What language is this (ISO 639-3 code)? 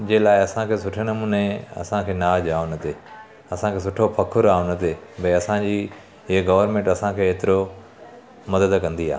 snd